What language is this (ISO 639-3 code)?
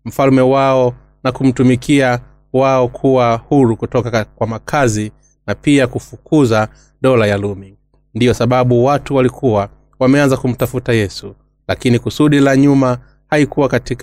swa